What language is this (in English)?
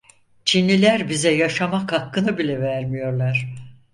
Turkish